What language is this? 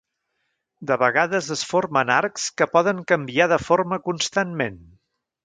Catalan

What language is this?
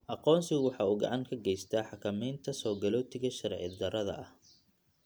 Somali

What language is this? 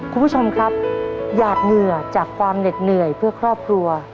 Thai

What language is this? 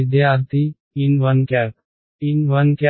Telugu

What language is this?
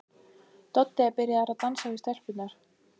Icelandic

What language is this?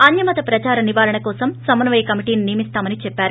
Telugu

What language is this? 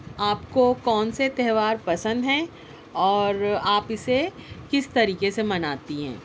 Urdu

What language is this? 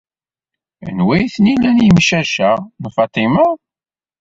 Kabyle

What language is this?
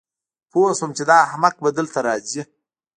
Pashto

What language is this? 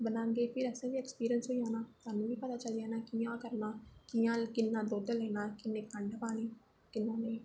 Dogri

